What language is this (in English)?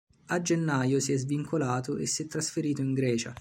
Italian